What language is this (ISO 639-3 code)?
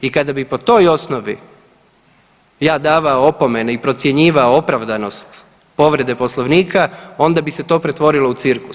hrv